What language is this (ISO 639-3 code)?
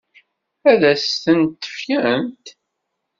kab